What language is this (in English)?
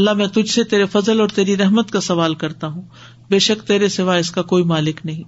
Urdu